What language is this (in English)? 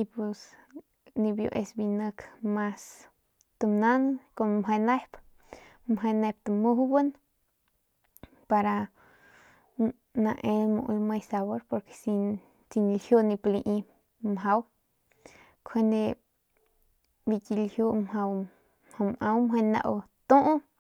Northern Pame